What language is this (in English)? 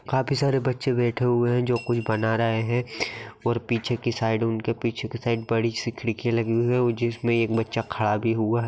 Magahi